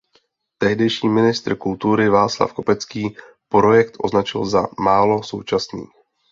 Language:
Czech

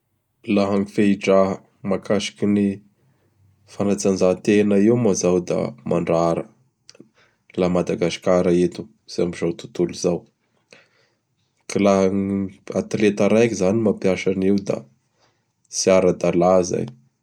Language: Bara Malagasy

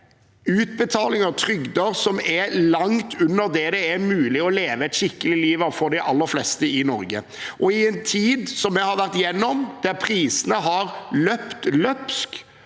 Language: Norwegian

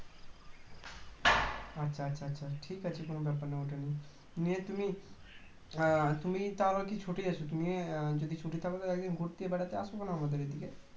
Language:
Bangla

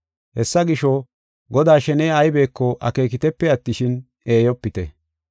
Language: Gofa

